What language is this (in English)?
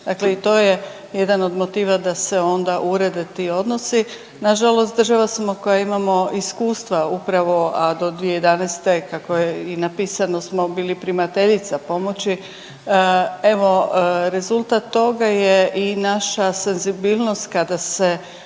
Croatian